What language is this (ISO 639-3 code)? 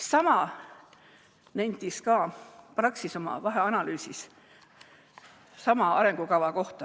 est